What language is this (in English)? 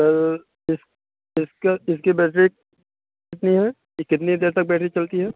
Urdu